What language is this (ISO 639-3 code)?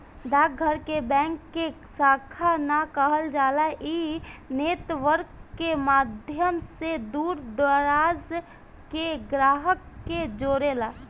bho